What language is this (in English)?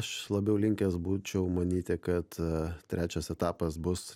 Lithuanian